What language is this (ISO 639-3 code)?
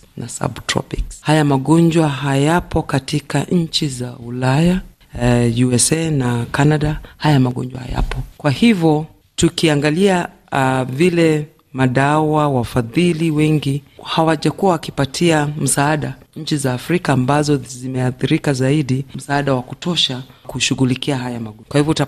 swa